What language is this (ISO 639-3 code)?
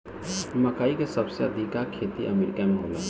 bho